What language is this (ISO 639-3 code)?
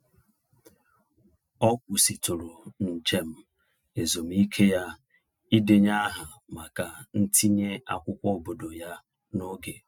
ibo